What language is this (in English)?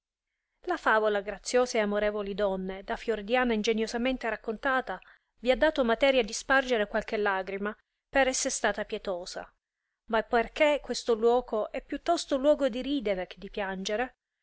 Italian